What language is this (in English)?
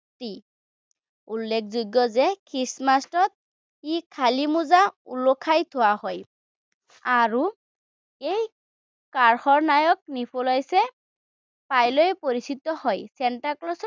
Assamese